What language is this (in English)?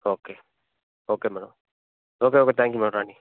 Telugu